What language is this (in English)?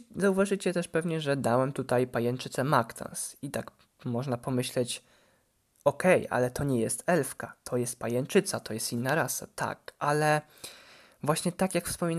Polish